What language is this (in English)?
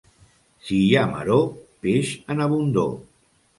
Catalan